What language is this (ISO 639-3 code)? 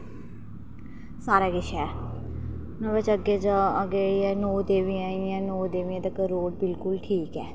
doi